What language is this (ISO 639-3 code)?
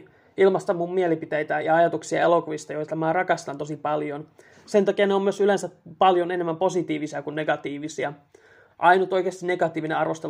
fin